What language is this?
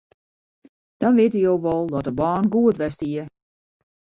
Western Frisian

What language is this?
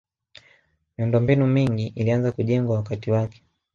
Swahili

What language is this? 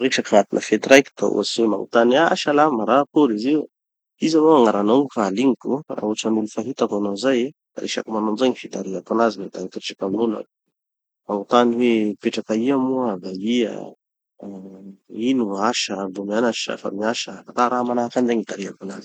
Tanosy Malagasy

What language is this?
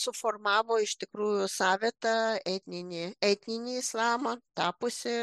Lithuanian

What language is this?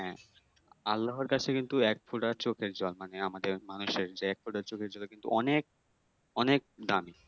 Bangla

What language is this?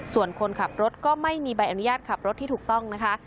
Thai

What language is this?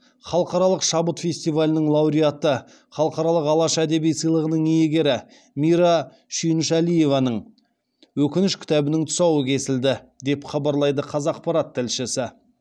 Kazakh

